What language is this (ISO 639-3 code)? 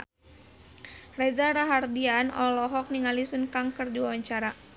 sun